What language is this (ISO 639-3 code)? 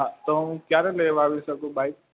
guj